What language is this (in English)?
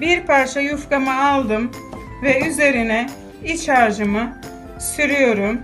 Turkish